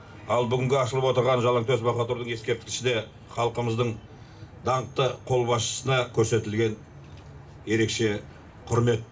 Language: Kazakh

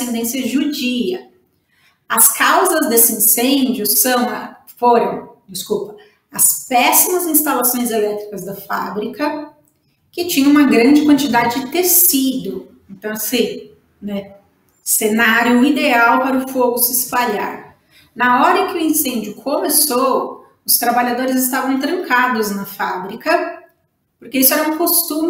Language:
Portuguese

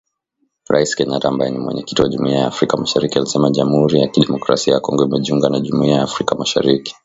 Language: Swahili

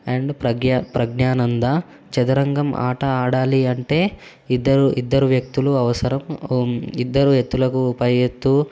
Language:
Telugu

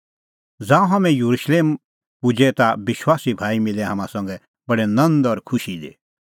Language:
Kullu Pahari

